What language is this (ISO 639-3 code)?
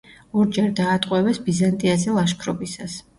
kat